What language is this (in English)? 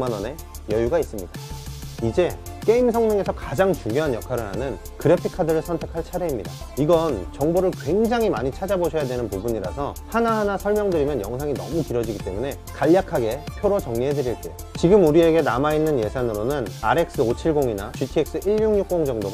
Korean